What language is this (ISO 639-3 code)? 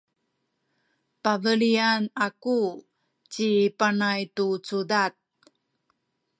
szy